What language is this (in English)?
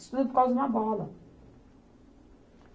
Portuguese